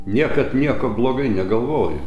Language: Lithuanian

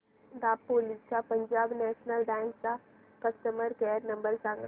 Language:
Marathi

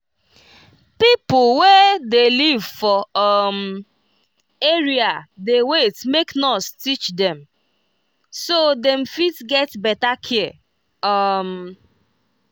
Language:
Nigerian Pidgin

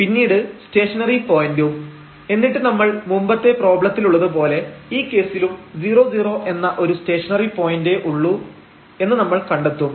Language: Malayalam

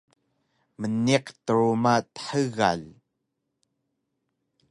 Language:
Taroko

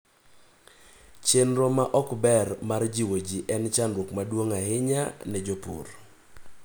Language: Luo (Kenya and Tanzania)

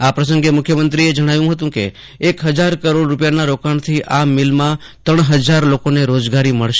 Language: Gujarati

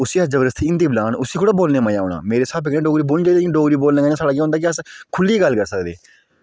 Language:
Dogri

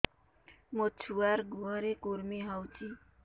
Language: Odia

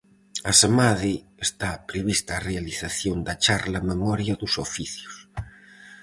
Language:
Galician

